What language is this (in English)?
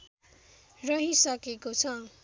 Nepali